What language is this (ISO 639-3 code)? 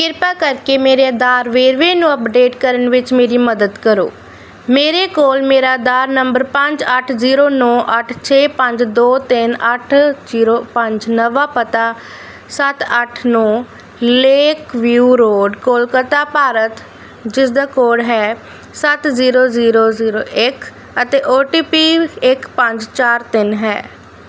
pan